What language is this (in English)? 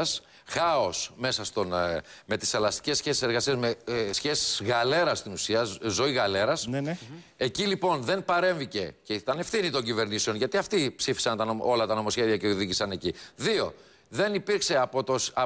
Greek